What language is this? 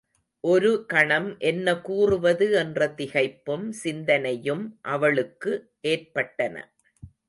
Tamil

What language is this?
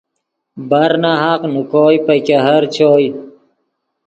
Yidgha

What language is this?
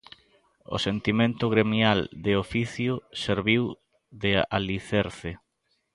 Galician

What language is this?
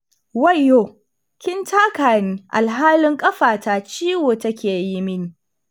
Hausa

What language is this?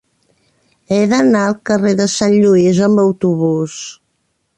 Catalan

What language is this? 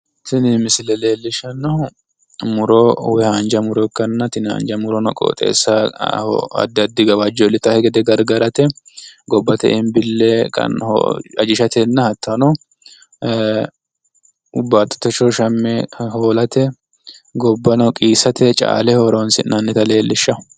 Sidamo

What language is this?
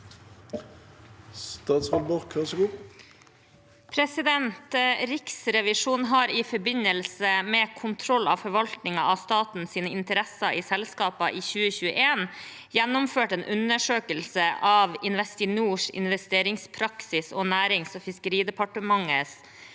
Norwegian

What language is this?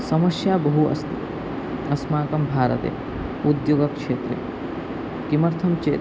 Sanskrit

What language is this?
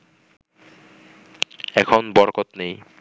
Bangla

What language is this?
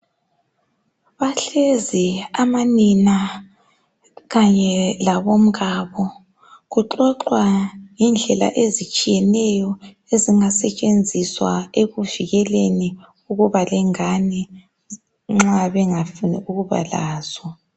North Ndebele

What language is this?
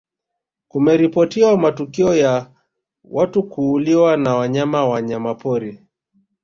Swahili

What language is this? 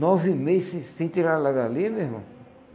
Portuguese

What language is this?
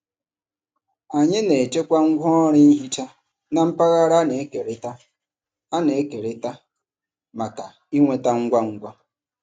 Igbo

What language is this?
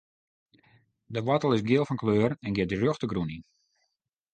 Western Frisian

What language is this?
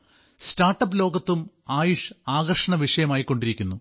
Malayalam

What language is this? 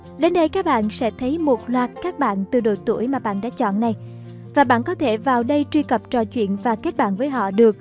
Vietnamese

